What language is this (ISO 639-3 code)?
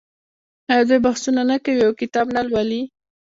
pus